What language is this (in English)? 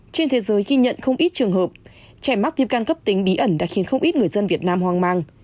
Vietnamese